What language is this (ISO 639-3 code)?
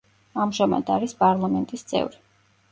kat